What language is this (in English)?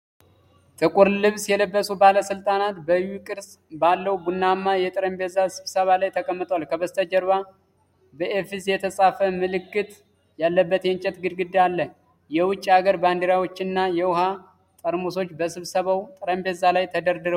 Amharic